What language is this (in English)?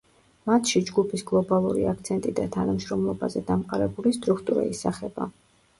Georgian